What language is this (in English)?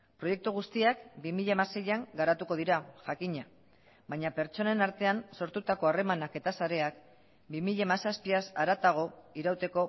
Basque